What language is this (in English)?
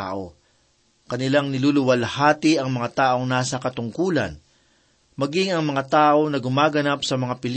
Filipino